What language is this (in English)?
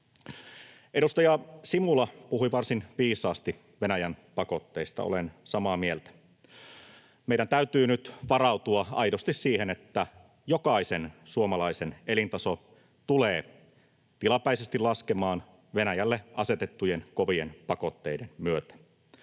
Finnish